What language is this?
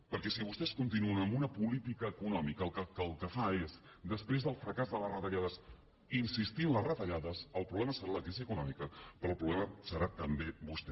Catalan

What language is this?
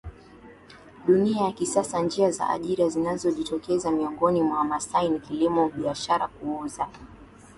Swahili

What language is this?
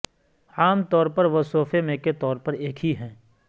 Urdu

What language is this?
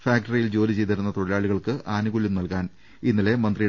Malayalam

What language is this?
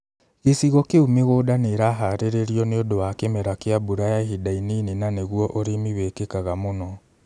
Kikuyu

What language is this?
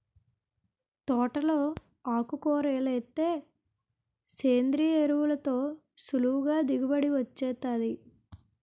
Telugu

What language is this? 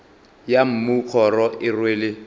Northern Sotho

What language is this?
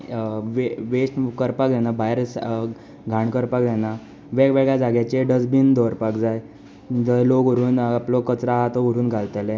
Konkani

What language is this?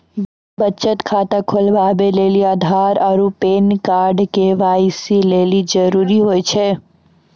Maithili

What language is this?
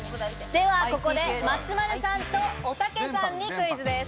Japanese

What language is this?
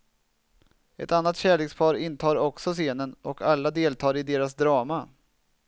Swedish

